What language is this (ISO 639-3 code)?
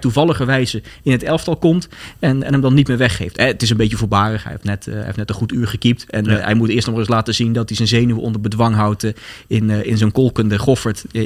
nld